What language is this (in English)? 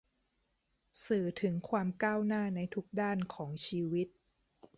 Thai